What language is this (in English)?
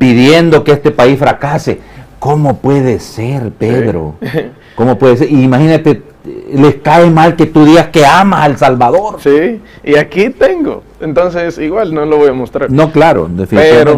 Spanish